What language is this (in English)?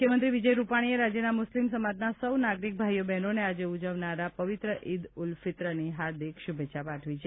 Gujarati